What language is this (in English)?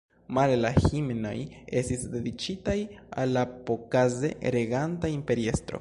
Esperanto